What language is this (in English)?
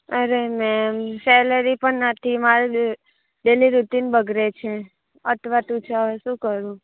Gujarati